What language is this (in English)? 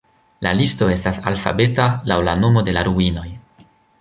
Esperanto